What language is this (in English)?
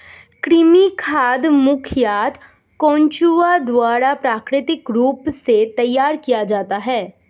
Hindi